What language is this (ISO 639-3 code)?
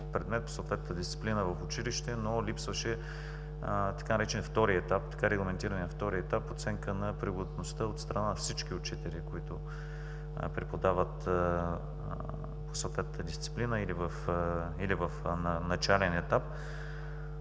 bul